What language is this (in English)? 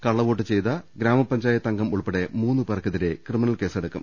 Malayalam